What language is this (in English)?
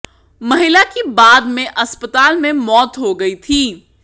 Hindi